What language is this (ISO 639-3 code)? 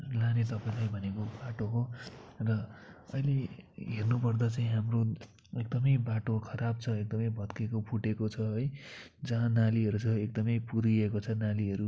nep